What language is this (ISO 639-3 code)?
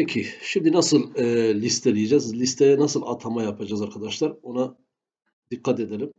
tur